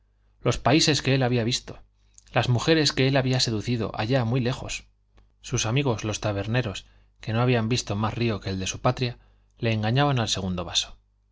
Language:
Spanish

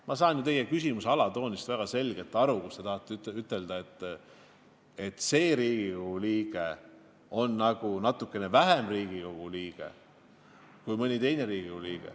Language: Estonian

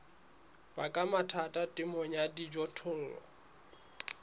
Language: Southern Sotho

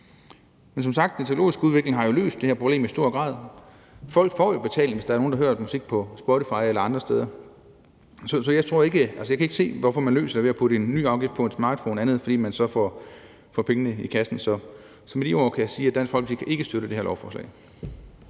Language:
Danish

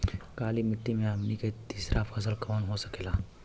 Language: Bhojpuri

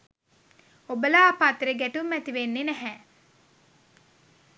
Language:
Sinhala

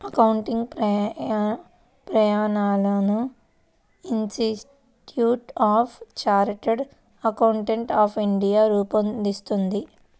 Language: Telugu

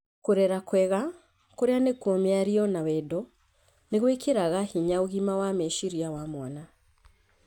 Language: Kikuyu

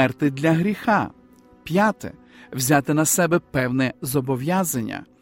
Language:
Ukrainian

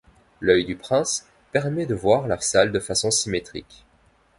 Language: French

